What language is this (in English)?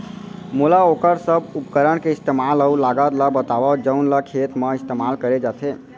Chhattisgarhi